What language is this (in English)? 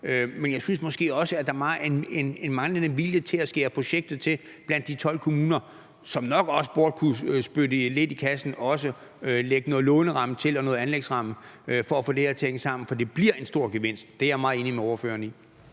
Danish